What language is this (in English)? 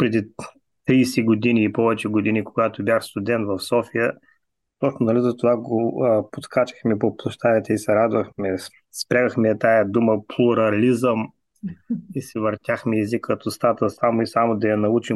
Bulgarian